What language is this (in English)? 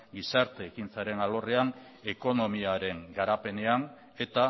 Basque